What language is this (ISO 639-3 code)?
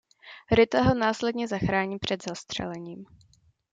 ces